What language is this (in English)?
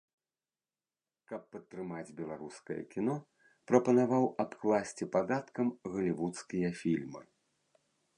Belarusian